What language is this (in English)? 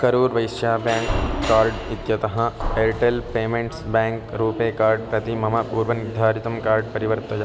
Sanskrit